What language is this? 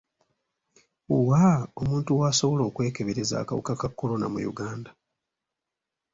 Ganda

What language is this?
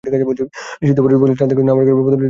Bangla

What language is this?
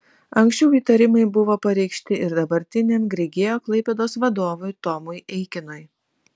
Lithuanian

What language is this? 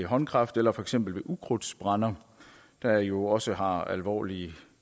Danish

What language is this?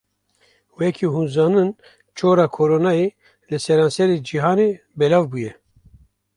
Kurdish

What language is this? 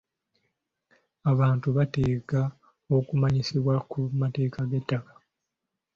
Ganda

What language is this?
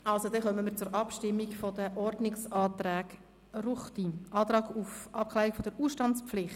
Swiss German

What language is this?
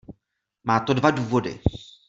Czech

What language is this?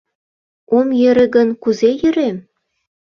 Mari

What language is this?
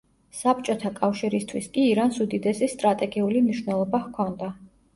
Georgian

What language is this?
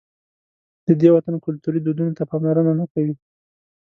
Pashto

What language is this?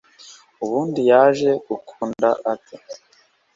Kinyarwanda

